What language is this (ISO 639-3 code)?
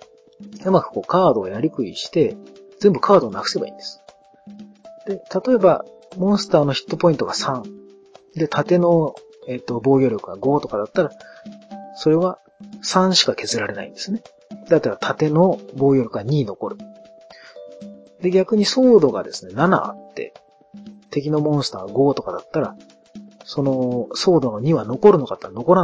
jpn